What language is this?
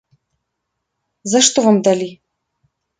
Belarusian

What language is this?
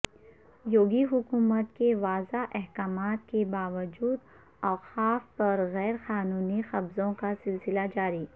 Urdu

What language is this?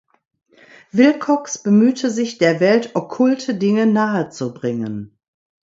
German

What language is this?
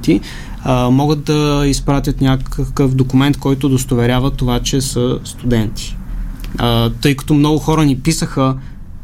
Bulgarian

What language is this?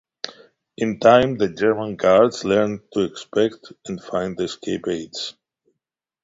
English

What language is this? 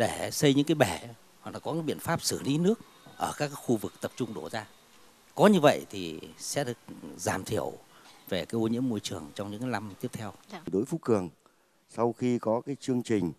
Vietnamese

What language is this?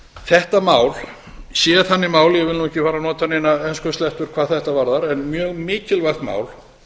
Icelandic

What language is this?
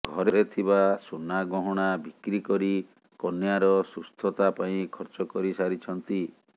Odia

